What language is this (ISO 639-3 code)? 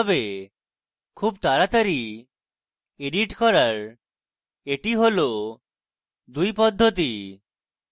ben